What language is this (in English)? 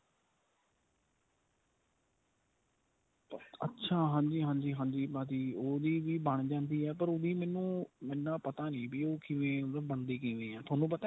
Punjabi